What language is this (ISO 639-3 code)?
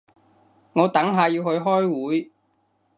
yue